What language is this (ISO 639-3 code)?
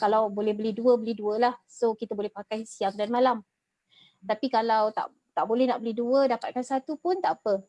msa